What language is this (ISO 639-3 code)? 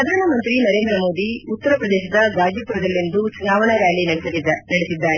kan